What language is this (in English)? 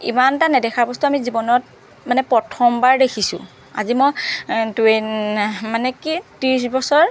Assamese